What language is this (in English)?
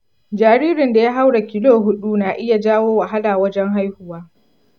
Hausa